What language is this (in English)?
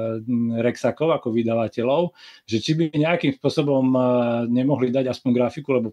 Slovak